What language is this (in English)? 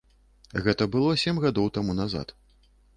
Belarusian